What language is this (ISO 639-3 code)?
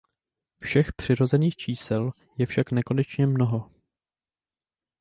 ces